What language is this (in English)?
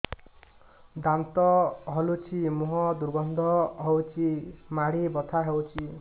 Odia